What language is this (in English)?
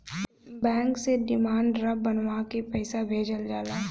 Bhojpuri